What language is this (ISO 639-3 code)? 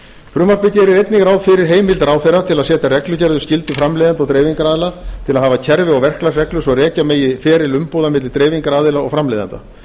isl